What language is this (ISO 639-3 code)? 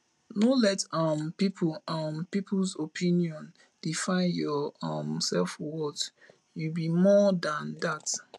pcm